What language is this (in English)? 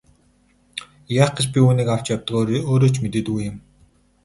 Mongolian